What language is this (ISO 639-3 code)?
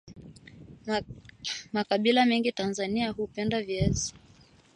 swa